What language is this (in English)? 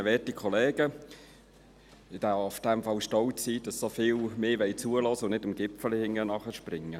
Swiss German